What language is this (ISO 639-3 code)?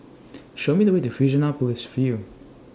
eng